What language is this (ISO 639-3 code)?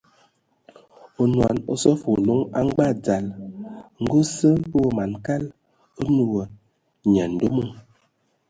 ewo